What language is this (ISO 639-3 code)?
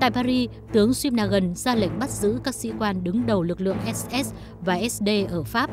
vie